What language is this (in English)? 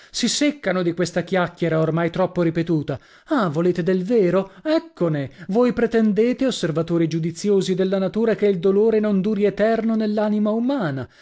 Italian